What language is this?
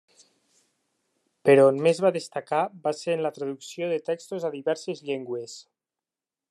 Catalan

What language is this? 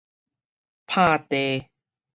Min Nan Chinese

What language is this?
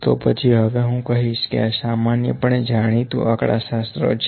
Gujarati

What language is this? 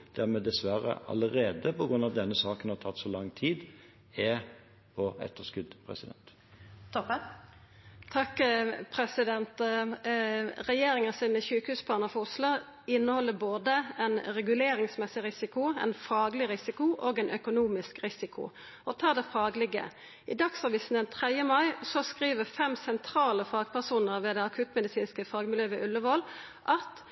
Norwegian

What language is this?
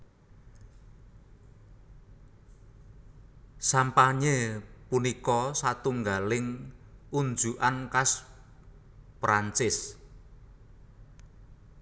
Javanese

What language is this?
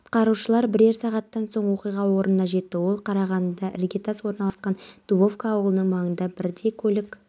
Kazakh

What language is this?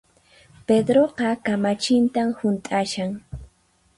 Puno Quechua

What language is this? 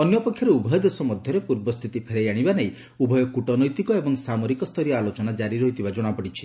Odia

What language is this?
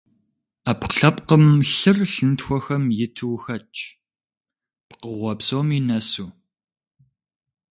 Kabardian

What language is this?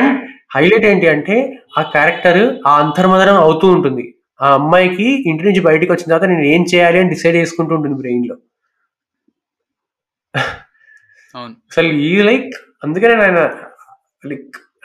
Telugu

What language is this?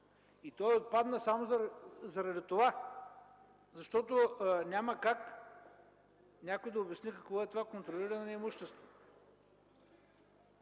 Bulgarian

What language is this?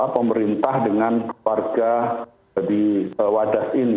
Indonesian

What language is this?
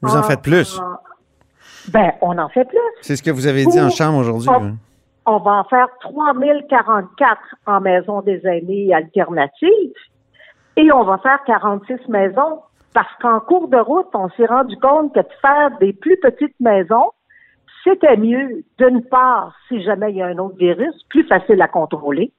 French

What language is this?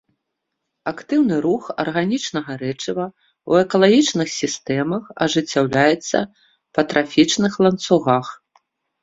Belarusian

